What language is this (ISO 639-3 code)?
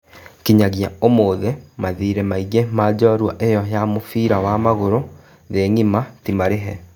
kik